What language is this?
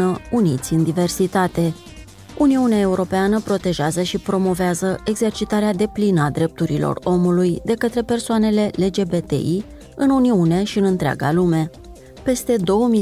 Romanian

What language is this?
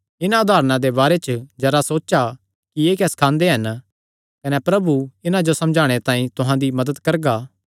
Kangri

